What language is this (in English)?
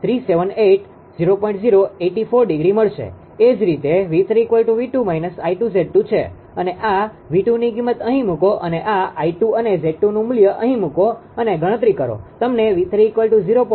Gujarati